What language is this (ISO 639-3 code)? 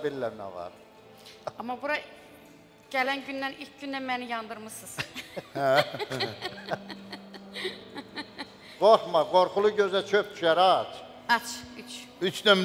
tur